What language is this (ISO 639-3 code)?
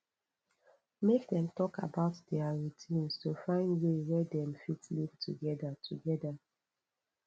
pcm